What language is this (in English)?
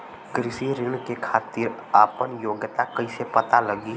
Bhojpuri